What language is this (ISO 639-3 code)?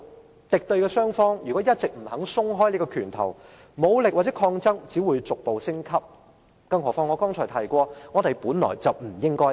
yue